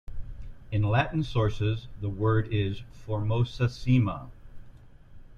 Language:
English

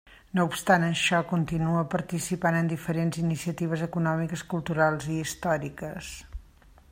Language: Catalan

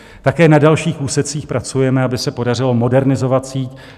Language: Czech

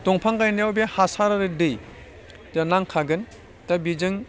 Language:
Bodo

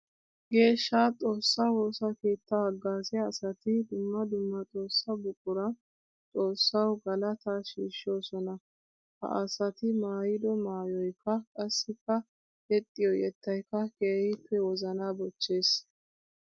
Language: Wolaytta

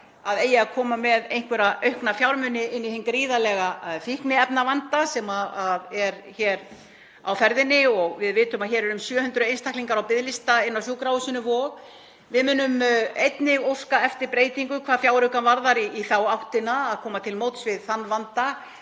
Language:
Icelandic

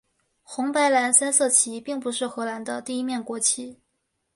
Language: Chinese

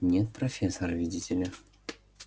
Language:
Russian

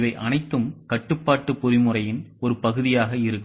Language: Tamil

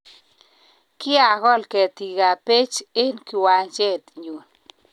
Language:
Kalenjin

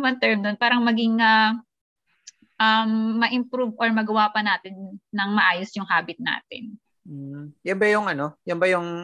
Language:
Filipino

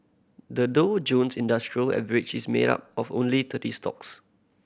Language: English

